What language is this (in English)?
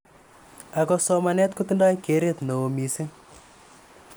Kalenjin